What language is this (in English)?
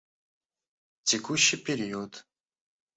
Russian